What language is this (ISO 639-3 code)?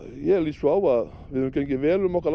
isl